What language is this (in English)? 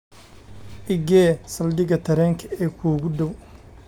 Somali